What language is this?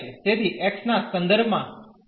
Gujarati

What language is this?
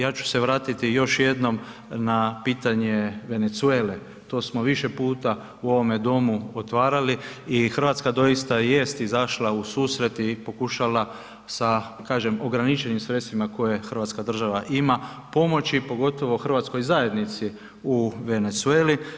Croatian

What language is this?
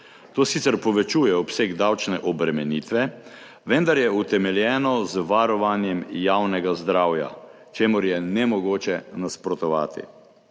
Slovenian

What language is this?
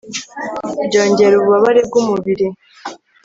Kinyarwanda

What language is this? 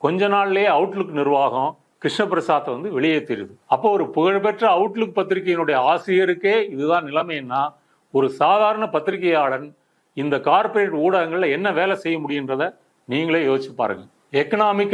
Indonesian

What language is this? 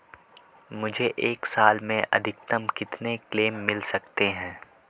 Hindi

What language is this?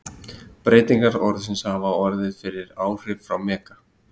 Icelandic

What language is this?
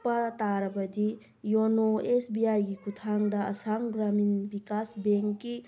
Manipuri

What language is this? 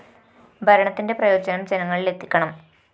Malayalam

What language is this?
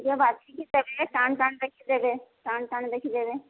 Odia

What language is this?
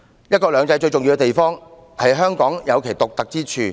Cantonese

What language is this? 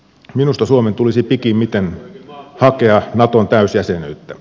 Finnish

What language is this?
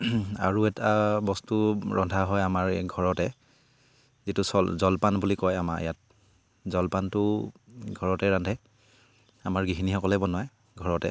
Assamese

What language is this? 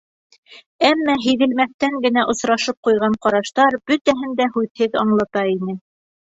Bashkir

